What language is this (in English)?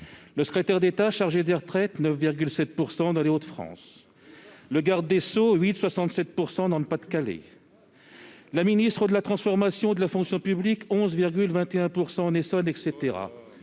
French